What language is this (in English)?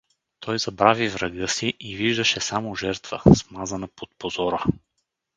Bulgarian